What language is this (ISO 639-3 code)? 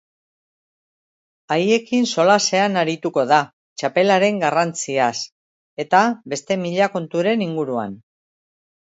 eus